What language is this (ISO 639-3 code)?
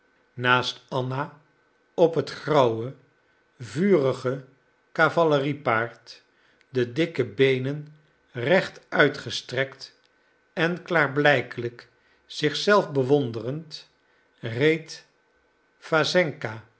nld